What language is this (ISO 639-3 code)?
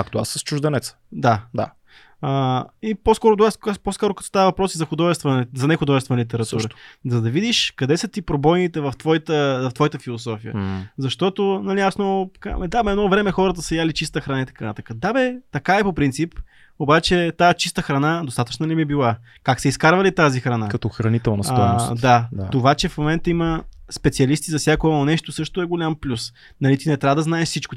bul